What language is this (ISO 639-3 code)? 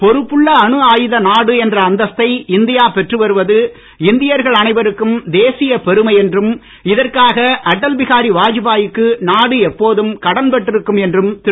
tam